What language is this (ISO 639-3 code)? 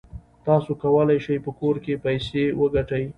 pus